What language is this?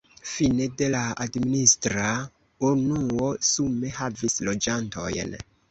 Esperanto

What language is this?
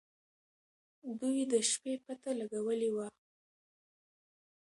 Pashto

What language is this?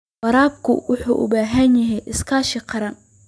Somali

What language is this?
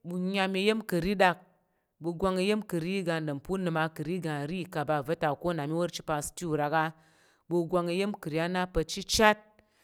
Tarok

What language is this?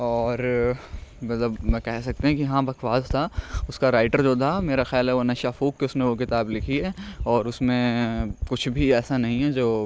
Urdu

